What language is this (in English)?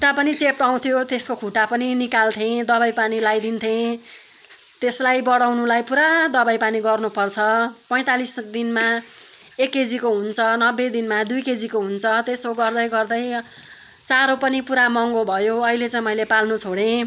Nepali